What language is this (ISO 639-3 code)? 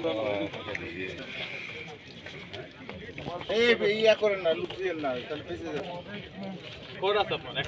ron